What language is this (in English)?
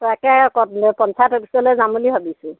Assamese